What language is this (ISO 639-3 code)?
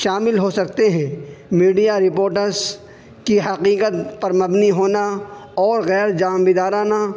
urd